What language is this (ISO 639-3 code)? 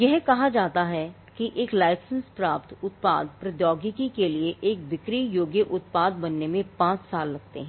hin